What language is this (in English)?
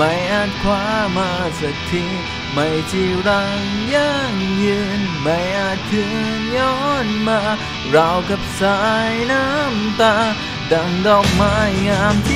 Thai